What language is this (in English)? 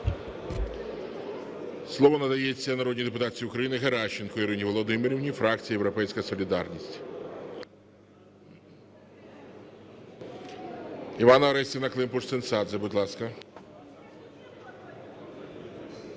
Ukrainian